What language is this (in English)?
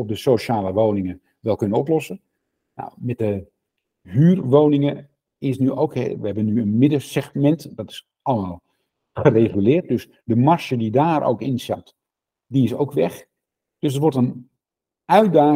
Dutch